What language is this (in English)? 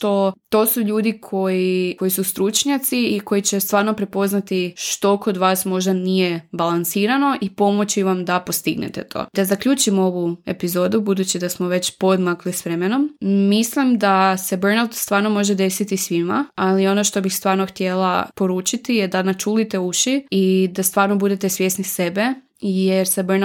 Croatian